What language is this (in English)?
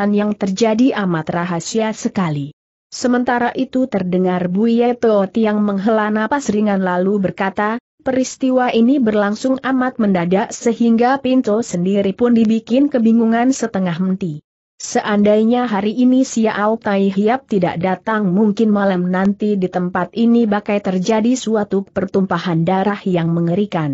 Indonesian